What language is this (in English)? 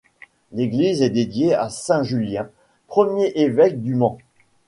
French